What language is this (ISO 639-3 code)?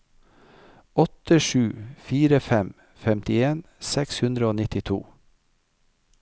nor